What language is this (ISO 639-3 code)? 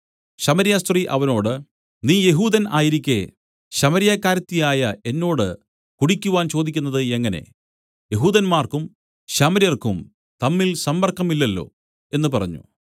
mal